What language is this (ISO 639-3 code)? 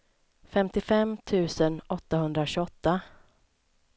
swe